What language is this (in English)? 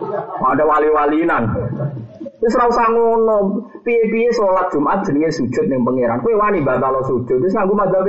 Malay